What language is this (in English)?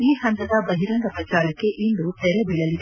Kannada